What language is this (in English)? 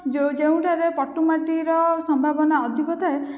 Odia